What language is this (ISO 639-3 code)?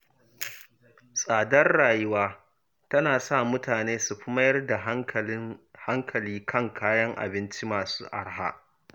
hau